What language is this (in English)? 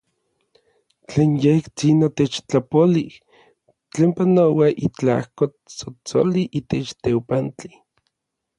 Orizaba Nahuatl